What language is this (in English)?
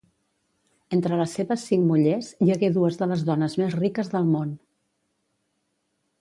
Catalan